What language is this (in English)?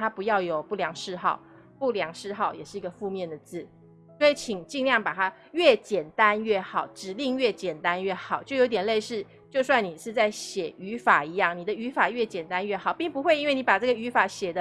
Chinese